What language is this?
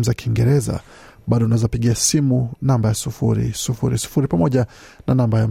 Swahili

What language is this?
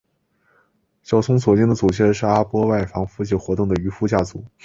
Chinese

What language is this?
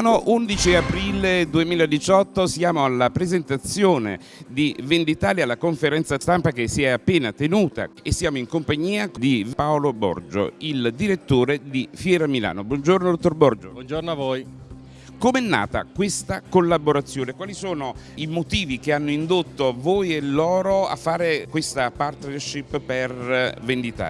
Italian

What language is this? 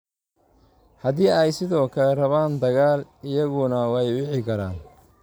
Somali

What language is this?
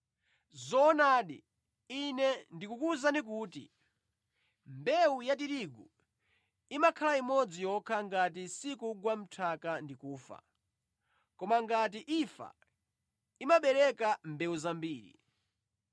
Nyanja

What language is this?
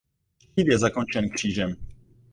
Czech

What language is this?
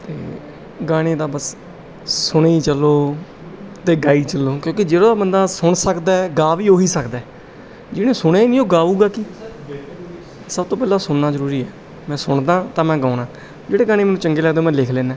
Punjabi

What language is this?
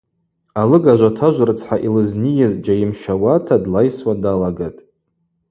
Abaza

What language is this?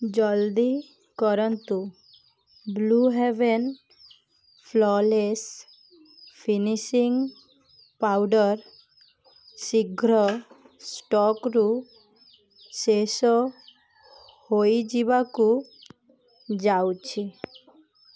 Odia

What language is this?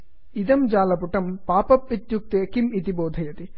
Sanskrit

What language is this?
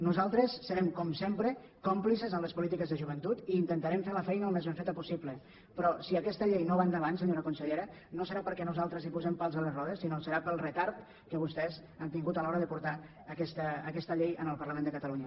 Catalan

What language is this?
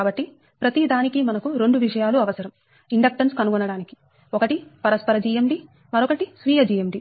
Telugu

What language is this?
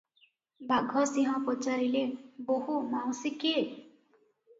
Odia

